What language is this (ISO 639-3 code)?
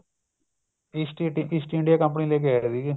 pan